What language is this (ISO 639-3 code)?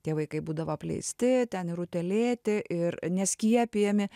lit